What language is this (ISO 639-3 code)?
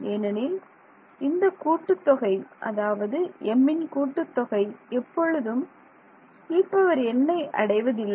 tam